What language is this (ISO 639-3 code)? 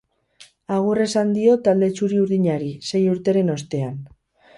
eus